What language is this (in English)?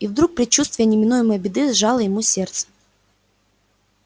Russian